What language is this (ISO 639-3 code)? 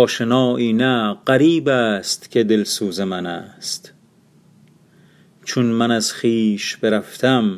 fas